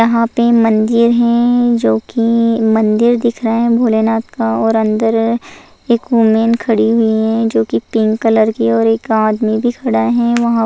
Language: Hindi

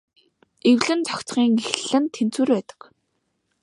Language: Mongolian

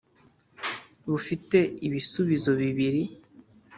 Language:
Kinyarwanda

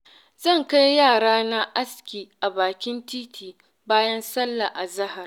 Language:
Hausa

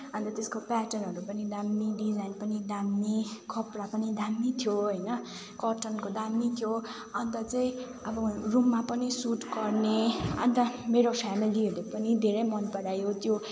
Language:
Nepali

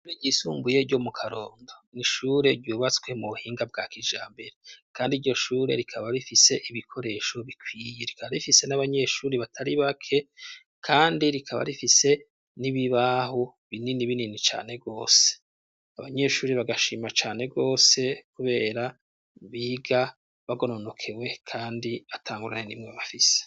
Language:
Rundi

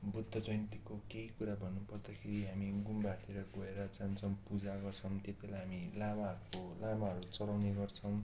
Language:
Nepali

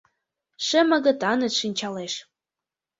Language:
Mari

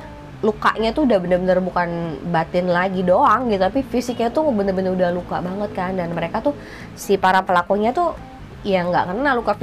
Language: Indonesian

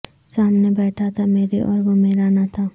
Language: Urdu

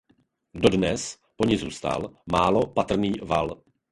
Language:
Czech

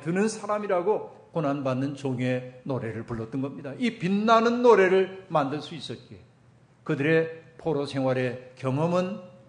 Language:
Korean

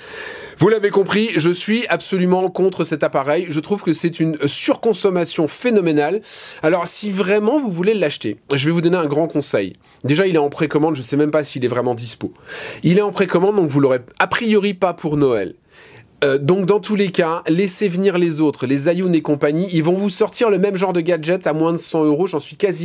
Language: French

